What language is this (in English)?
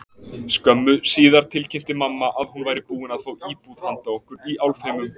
Icelandic